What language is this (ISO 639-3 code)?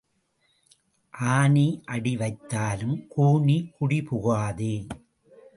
tam